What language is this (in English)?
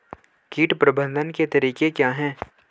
Hindi